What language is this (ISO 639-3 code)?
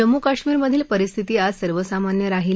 mar